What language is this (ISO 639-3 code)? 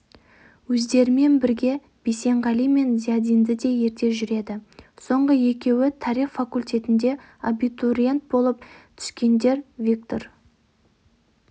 kaz